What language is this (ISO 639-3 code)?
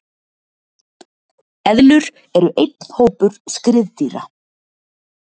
isl